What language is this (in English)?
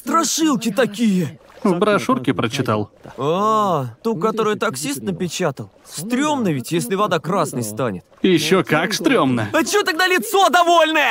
Russian